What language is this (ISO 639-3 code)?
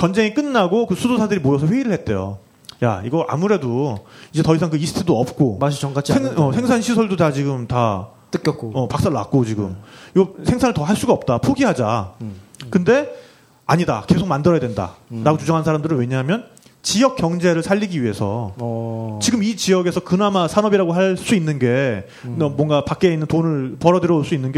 kor